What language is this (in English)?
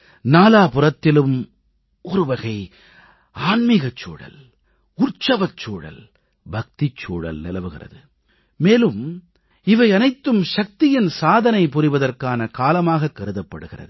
Tamil